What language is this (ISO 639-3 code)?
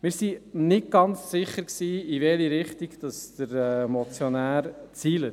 gsw